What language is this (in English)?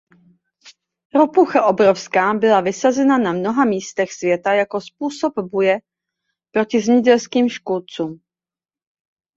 Czech